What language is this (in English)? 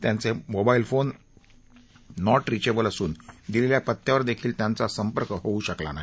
Marathi